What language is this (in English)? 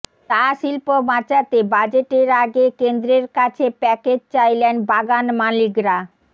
Bangla